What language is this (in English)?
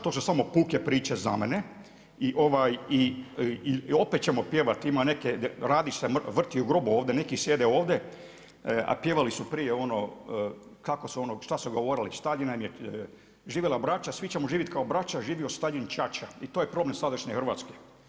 Croatian